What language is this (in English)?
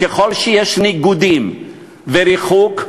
Hebrew